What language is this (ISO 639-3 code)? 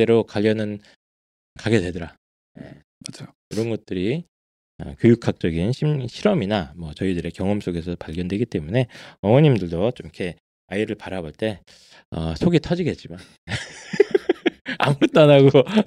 kor